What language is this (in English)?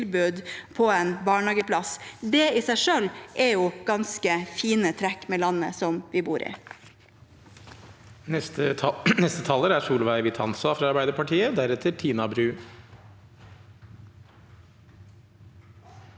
Norwegian